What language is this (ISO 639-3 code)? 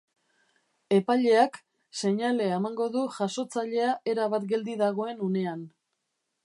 eus